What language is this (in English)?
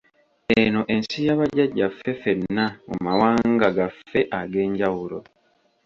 Ganda